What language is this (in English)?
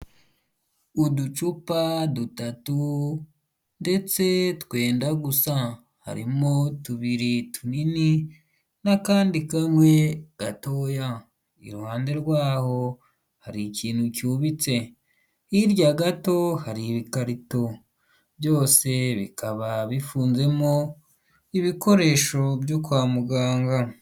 Kinyarwanda